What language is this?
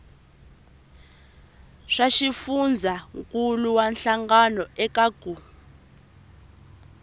Tsonga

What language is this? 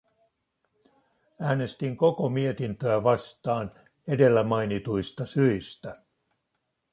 Finnish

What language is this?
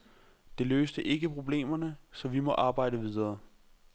Danish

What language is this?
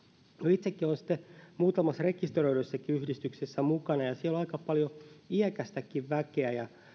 Finnish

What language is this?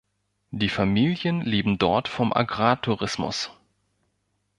German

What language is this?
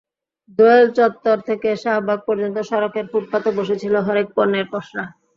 Bangla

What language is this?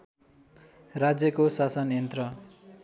Nepali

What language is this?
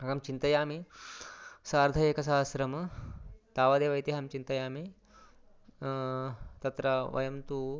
Sanskrit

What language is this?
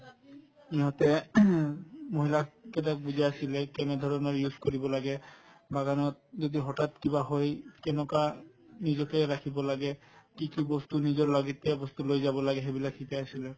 Assamese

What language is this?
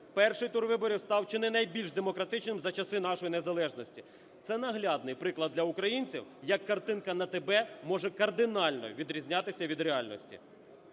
Ukrainian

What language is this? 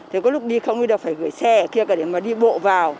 Vietnamese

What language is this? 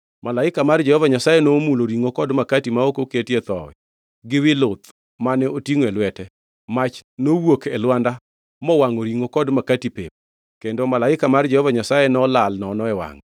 Luo (Kenya and Tanzania)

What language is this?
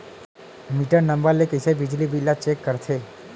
Chhattisgarhi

